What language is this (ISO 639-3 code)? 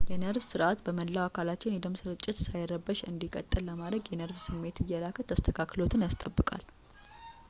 amh